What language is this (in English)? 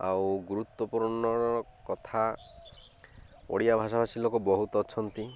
Odia